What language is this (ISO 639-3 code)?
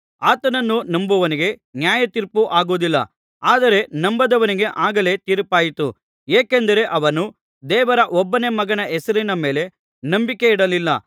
kan